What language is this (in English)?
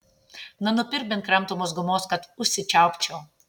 Lithuanian